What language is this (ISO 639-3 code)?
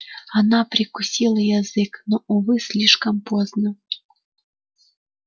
rus